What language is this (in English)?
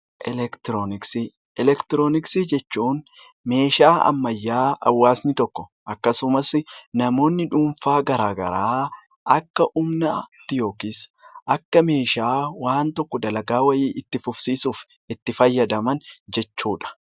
Oromo